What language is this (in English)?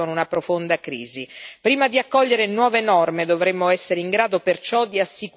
Italian